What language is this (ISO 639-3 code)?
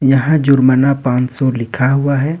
hin